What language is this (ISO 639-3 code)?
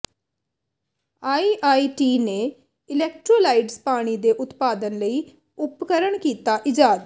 pan